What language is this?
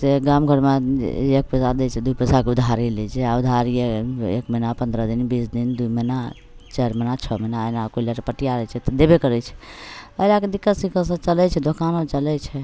Maithili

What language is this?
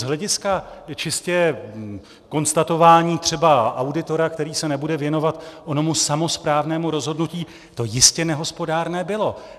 Czech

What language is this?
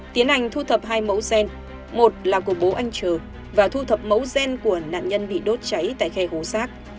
Vietnamese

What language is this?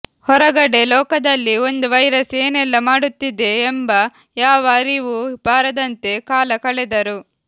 Kannada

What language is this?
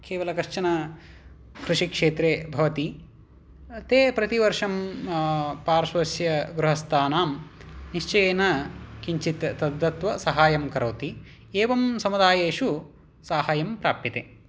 Sanskrit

